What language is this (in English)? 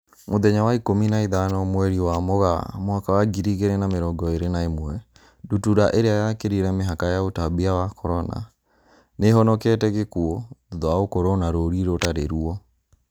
Kikuyu